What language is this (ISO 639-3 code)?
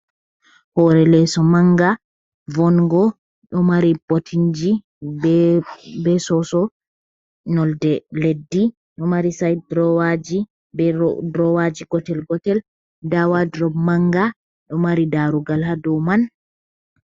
ful